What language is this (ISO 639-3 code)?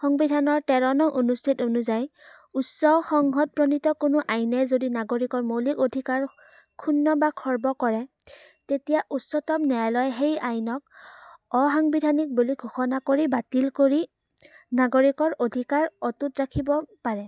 asm